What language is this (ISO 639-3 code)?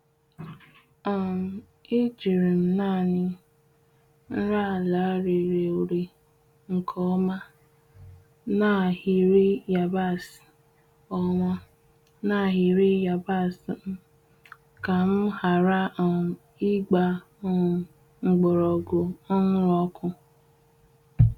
ibo